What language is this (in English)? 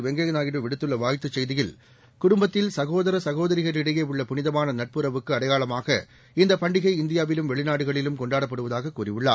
Tamil